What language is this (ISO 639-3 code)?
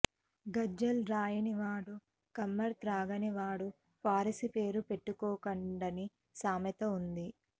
tel